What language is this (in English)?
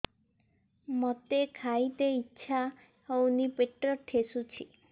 Odia